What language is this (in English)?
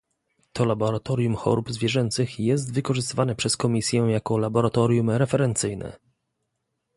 Polish